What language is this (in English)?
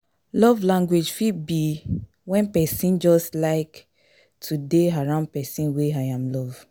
Nigerian Pidgin